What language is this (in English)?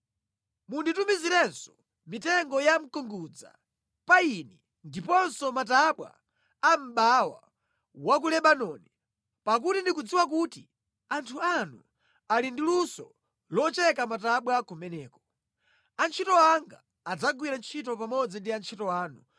Nyanja